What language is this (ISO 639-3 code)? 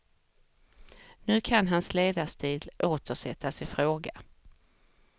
swe